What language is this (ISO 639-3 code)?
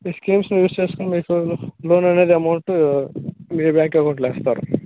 tel